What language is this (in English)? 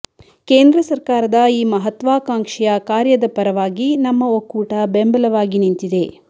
Kannada